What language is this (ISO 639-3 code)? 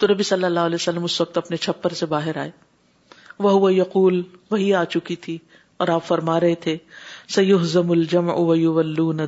urd